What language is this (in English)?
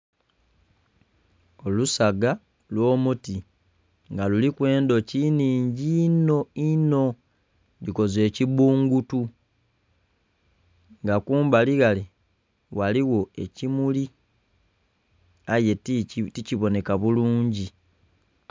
Soga